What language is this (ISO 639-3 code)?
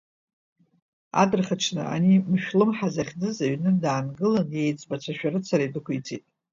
abk